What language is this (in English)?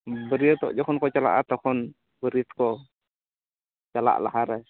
Santali